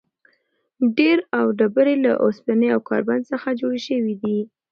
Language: Pashto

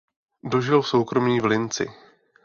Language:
Czech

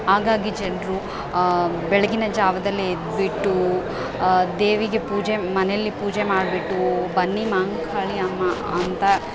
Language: Kannada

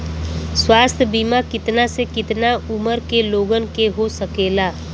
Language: Bhojpuri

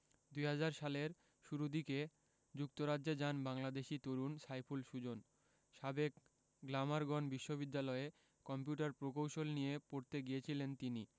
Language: Bangla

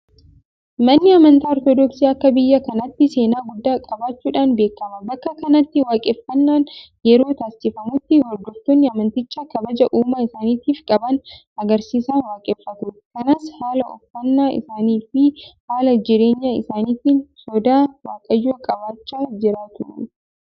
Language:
Oromo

